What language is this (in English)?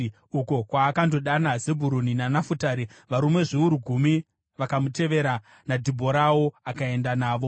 Shona